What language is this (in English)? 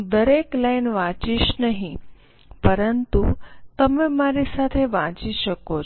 Gujarati